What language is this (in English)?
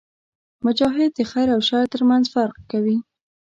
Pashto